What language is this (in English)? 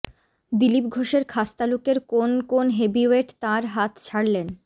Bangla